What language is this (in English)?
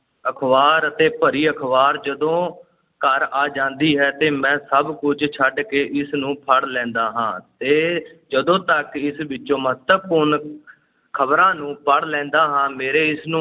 Punjabi